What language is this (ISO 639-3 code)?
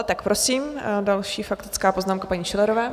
ces